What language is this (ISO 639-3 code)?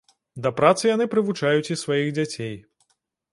bel